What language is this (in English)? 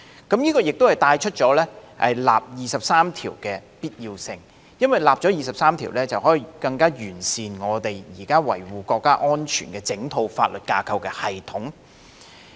Cantonese